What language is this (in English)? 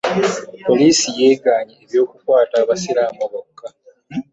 Ganda